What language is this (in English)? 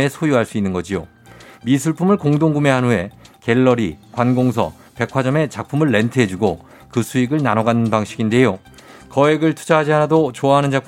Korean